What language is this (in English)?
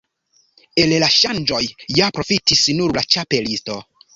Esperanto